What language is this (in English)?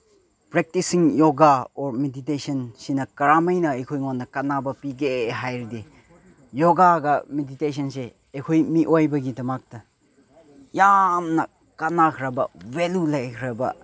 Manipuri